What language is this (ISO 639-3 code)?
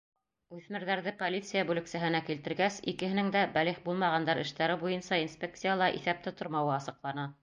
bak